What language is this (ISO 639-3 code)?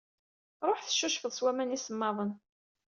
kab